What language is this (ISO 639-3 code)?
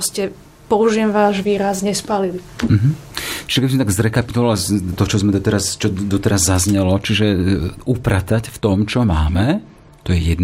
slk